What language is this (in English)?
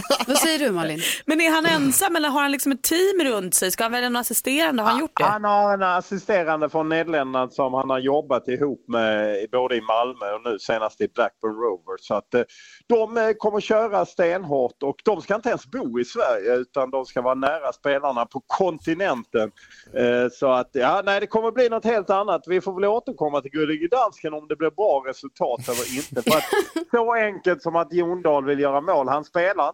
Swedish